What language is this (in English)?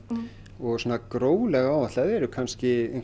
Icelandic